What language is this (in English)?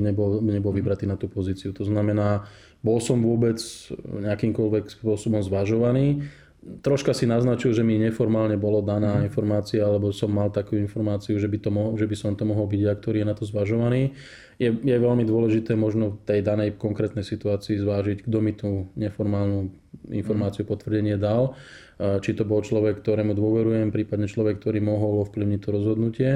Slovak